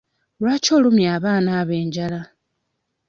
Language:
Ganda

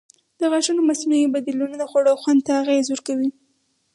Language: Pashto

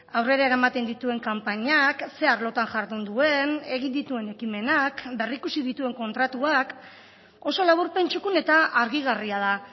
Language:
Basque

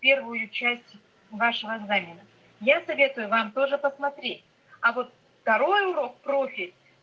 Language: Russian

